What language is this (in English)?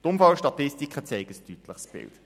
Swiss German